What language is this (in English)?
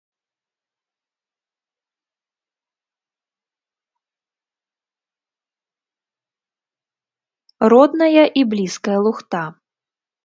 Belarusian